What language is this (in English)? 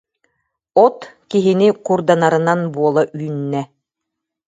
Yakut